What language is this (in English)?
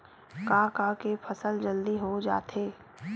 Chhattisgarhi